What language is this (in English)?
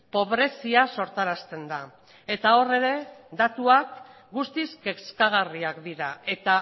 Basque